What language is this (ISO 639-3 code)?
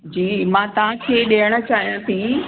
snd